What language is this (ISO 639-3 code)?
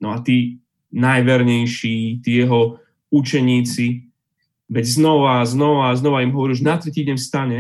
slk